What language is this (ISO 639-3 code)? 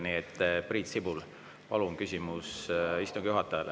est